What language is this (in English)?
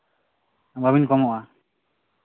Santali